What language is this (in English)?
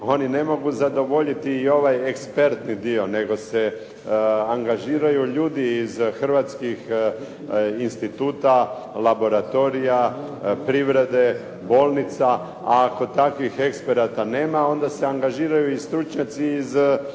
Croatian